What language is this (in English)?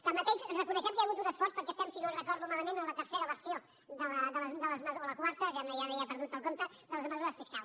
Catalan